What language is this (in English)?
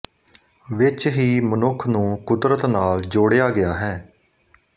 Punjabi